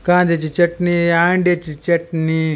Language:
Marathi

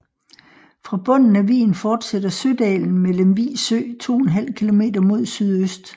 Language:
Danish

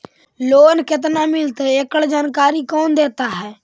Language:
Magahi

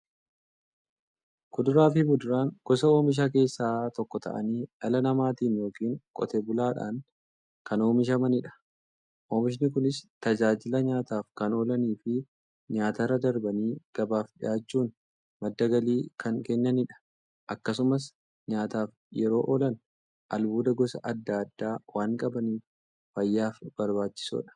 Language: Oromo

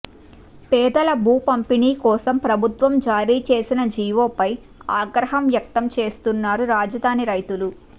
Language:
Telugu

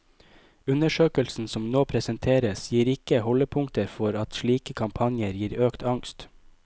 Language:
Norwegian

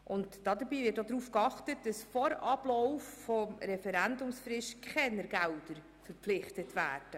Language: Swiss German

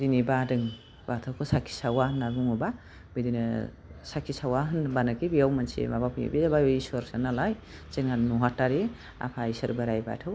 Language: Bodo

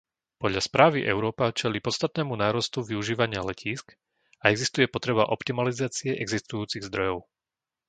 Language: Slovak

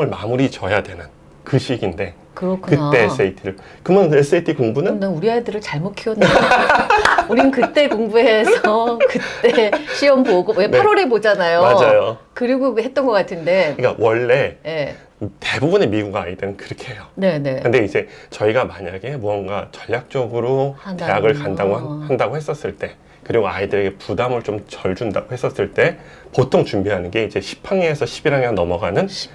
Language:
Korean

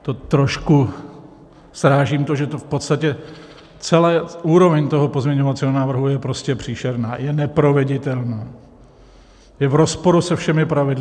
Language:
Czech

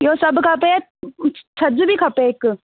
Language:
Sindhi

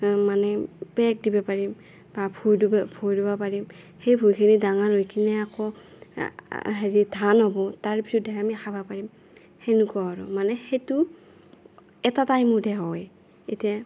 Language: Assamese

